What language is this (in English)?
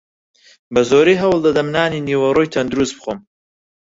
Central Kurdish